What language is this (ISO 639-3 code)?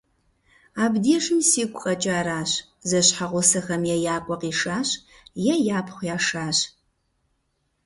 kbd